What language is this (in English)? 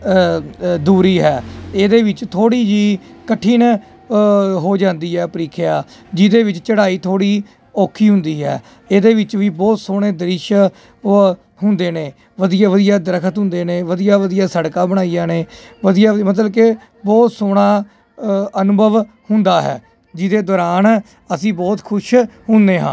Punjabi